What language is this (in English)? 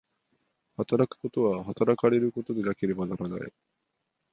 Japanese